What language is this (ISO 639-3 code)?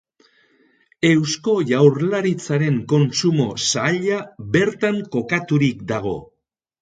eus